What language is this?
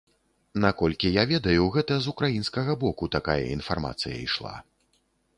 Belarusian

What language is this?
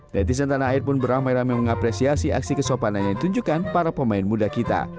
Indonesian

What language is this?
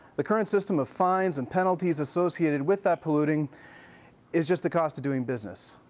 English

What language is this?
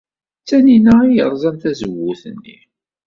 Kabyle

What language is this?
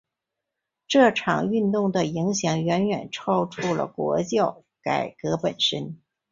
Chinese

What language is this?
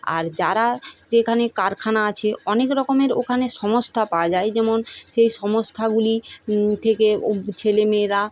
Bangla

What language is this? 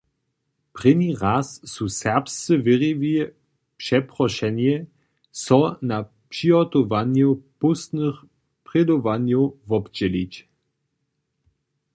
Upper Sorbian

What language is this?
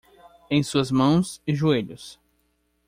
Portuguese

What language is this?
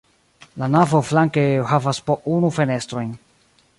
Esperanto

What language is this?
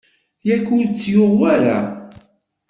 Kabyle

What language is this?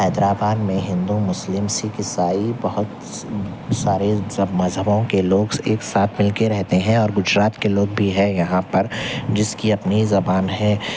Urdu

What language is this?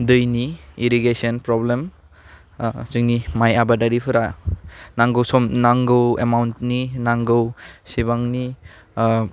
Bodo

